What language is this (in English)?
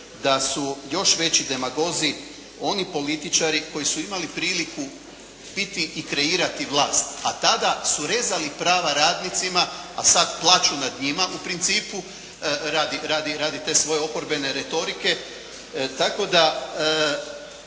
Croatian